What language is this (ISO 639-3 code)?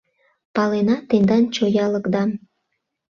chm